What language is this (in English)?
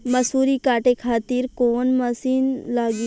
Bhojpuri